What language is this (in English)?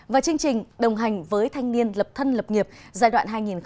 Vietnamese